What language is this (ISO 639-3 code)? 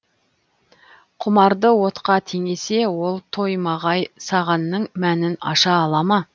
kaz